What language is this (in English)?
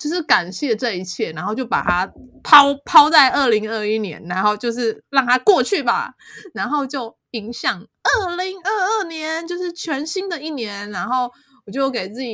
Chinese